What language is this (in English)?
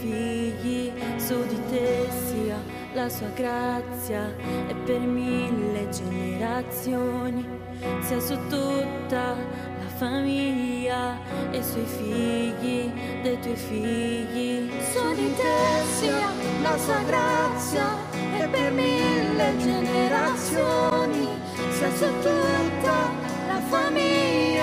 Italian